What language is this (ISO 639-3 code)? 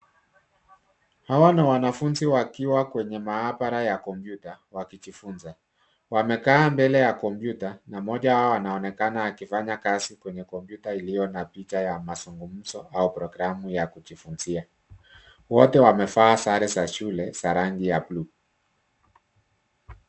swa